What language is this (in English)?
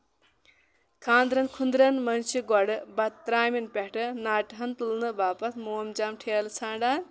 Kashmiri